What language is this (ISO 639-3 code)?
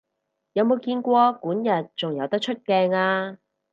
yue